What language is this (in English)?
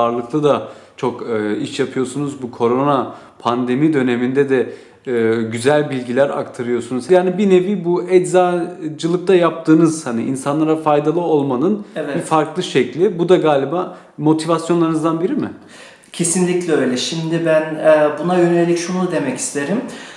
Turkish